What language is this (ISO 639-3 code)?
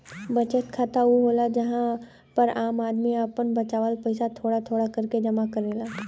bho